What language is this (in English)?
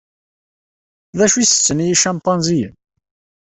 Kabyle